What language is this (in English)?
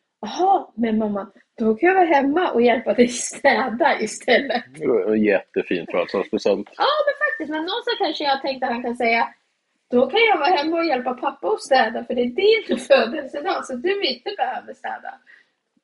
Swedish